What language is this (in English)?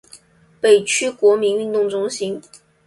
Chinese